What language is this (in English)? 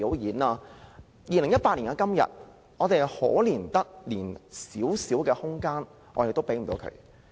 Cantonese